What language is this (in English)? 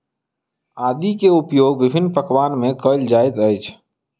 Maithili